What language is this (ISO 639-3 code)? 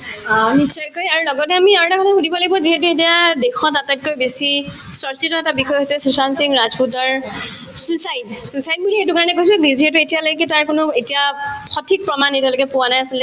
asm